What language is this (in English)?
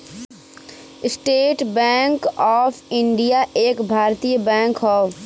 Bhojpuri